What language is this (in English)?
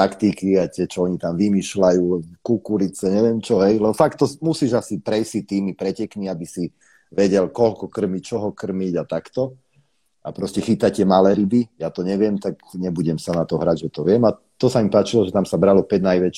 Slovak